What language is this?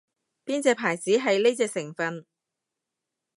Cantonese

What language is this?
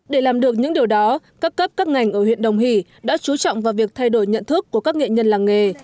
Vietnamese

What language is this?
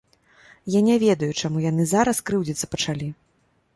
Belarusian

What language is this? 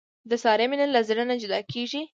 Pashto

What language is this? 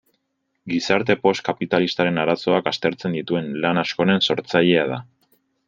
Basque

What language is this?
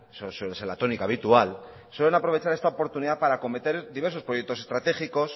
Spanish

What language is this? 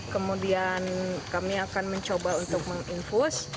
Indonesian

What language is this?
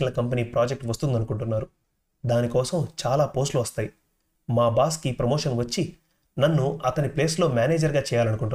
Telugu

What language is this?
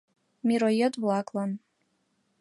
Mari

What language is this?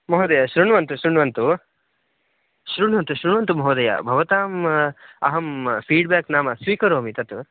Sanskrit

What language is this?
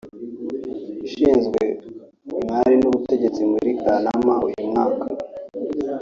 Kinyarwanda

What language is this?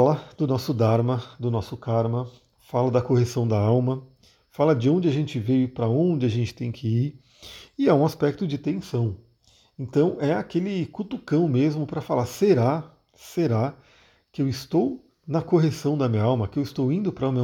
Portuguese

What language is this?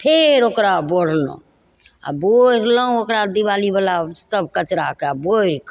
Maithili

